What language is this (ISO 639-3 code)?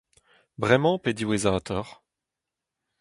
bre